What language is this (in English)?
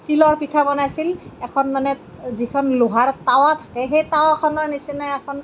Assamese